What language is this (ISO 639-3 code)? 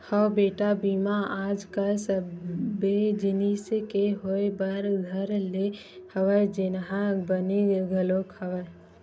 hne